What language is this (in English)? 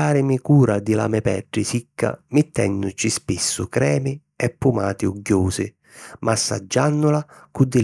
Sicilian